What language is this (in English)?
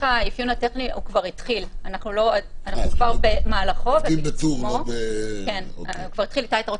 Hebrew